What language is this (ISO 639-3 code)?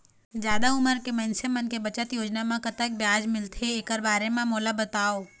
hne